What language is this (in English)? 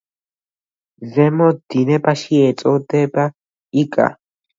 Georgian